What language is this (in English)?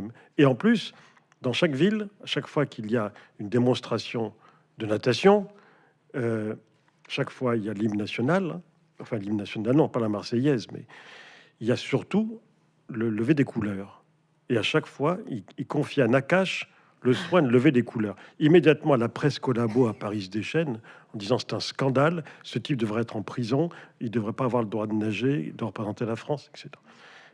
French